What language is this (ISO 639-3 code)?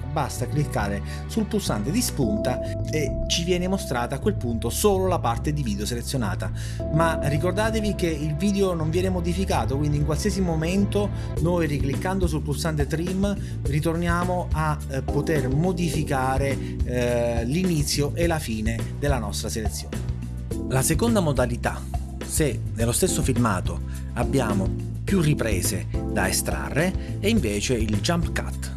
ita